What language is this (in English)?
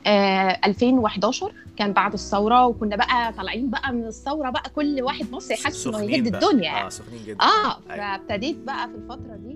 Arabic